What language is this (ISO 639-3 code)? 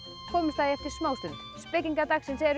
isl